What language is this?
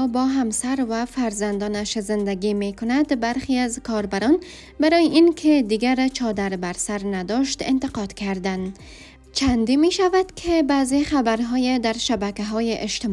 Persian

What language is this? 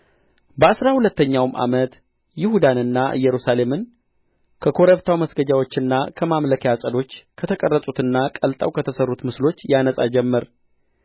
Amharic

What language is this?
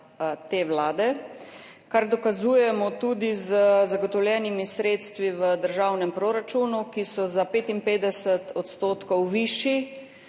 Slovenian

